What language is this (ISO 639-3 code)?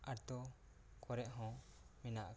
sat